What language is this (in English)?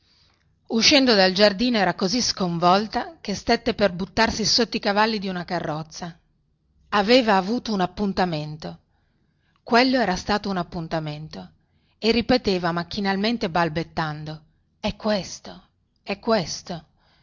Italian